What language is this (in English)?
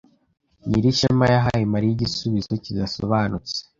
Kinyarwanda